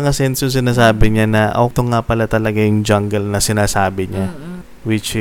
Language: Filipino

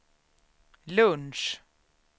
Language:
Swedish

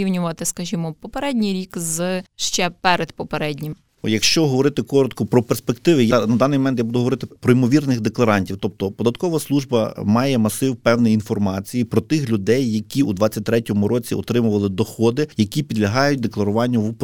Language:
Ukrainian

